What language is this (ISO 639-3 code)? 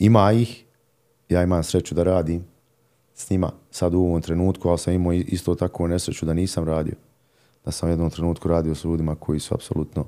hrv